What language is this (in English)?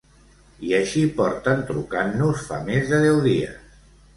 Catalan